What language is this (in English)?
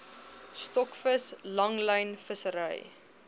Afrikaans